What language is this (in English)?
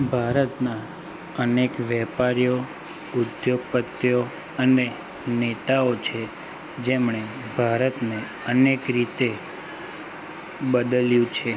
Gujarati